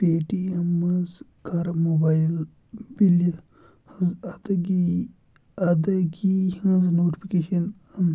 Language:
Kashmiri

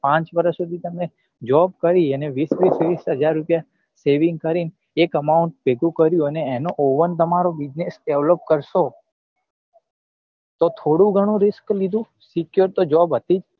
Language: Gujarati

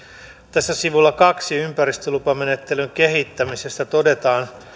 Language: Finnish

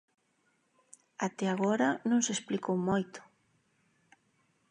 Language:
Galician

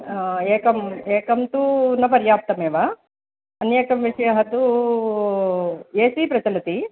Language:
Sanskrit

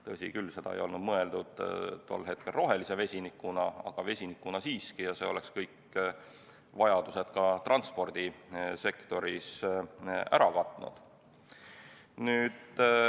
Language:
Estonian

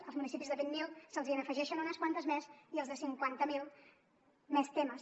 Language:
Catalan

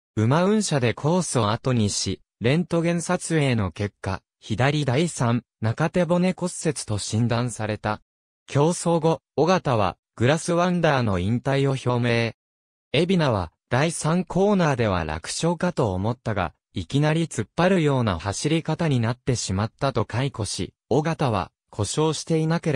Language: Japanese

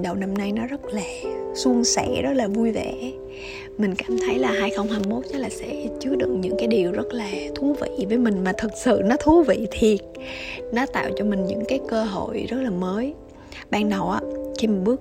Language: Vietnamese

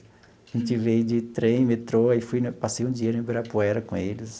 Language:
Portuguese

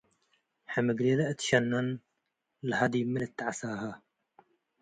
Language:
Tigre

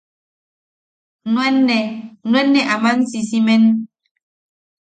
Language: Yaqui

